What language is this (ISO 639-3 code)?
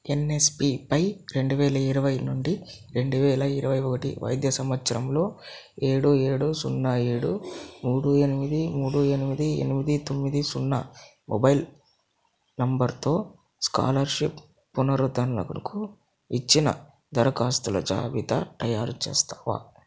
tel